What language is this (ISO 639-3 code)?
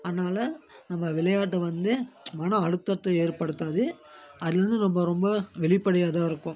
tam